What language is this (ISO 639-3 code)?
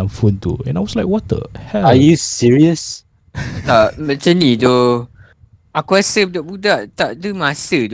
msa